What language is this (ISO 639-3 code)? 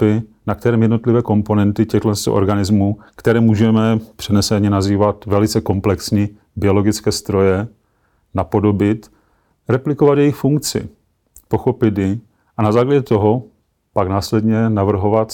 ces